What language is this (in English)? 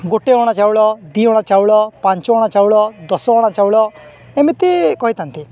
Odia